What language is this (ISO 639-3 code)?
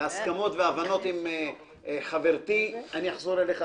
heb